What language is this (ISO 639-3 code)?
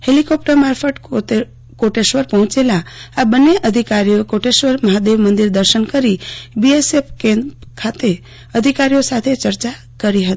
guj